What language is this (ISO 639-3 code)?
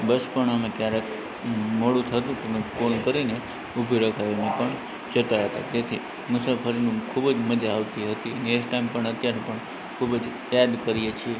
guj